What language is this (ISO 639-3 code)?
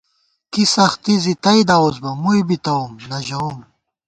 gwt